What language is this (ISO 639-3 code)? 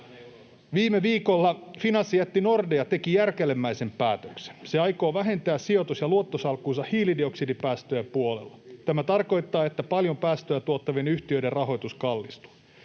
fin